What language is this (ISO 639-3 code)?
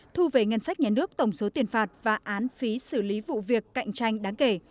vie